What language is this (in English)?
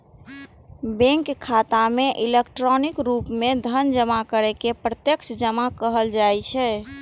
Maithili